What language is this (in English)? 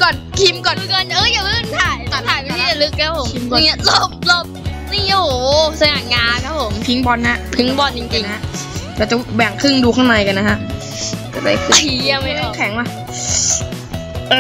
Thai